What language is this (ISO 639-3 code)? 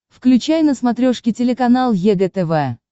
rus